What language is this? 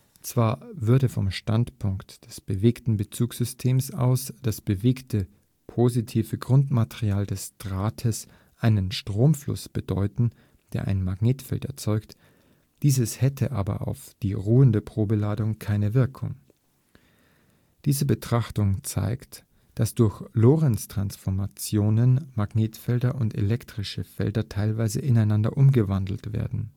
German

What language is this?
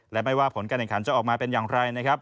Thai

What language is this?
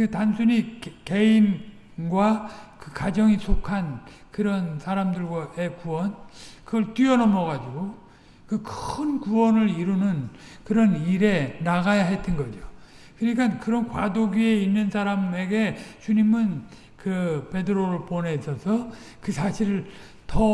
Korean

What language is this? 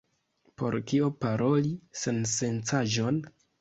Esperanto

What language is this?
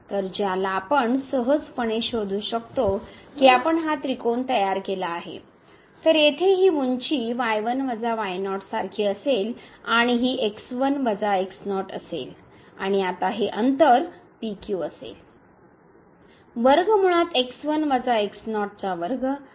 Marathi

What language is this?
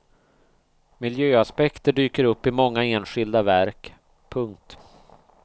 Swedish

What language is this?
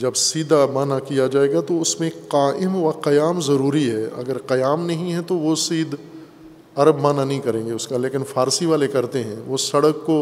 Urdu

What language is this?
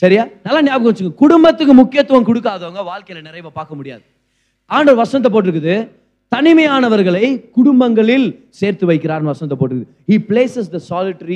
Tamil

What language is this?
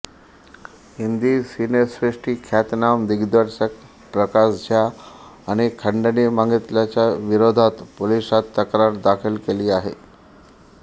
Marathi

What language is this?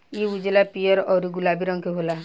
Bhojpuri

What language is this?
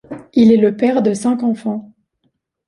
French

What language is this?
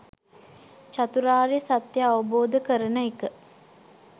Sinhala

